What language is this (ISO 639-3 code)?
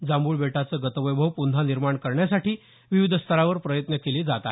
mar